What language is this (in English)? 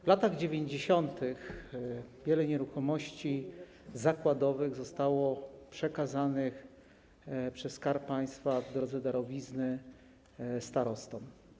Polish